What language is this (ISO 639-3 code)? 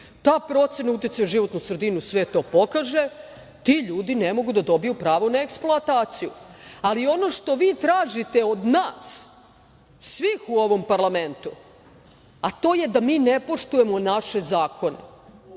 srp